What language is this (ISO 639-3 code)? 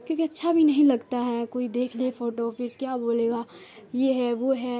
urd